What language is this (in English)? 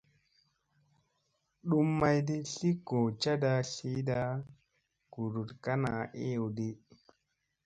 Musey